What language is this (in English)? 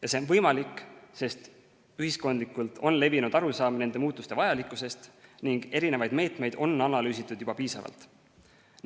Estonian